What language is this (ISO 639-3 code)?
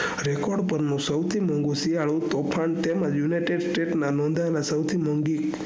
guj